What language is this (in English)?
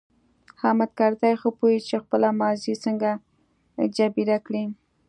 Pashto